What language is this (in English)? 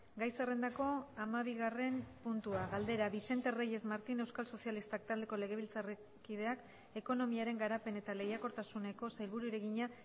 Basque